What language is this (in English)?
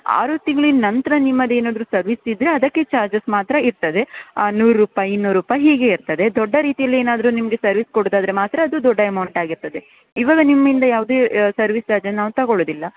Kannada